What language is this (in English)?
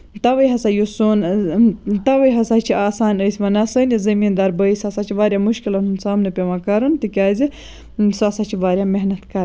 Kashmiri